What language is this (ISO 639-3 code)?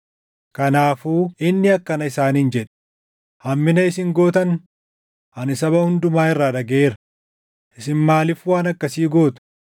orm